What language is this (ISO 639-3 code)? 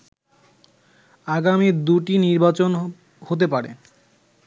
ben